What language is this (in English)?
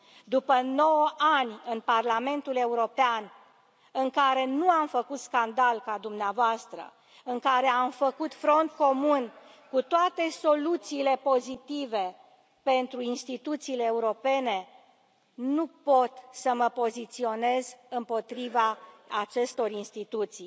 Romanian